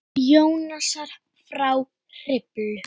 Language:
Icelandic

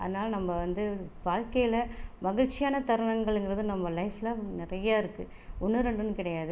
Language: Tamil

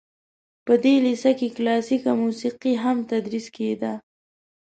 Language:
Pashto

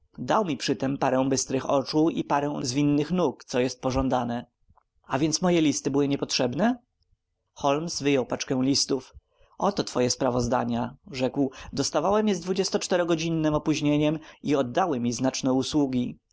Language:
Polish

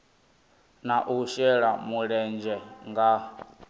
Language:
Venda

